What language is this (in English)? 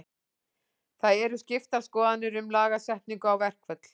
Icelandic